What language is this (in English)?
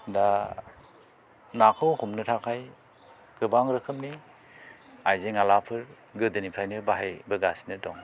Bodo